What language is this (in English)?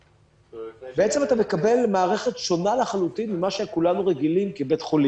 Hebrew